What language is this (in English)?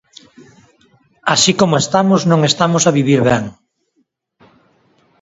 Galician